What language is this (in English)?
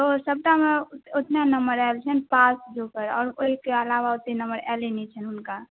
Maithili